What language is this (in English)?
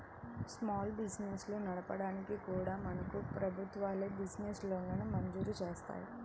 Telugu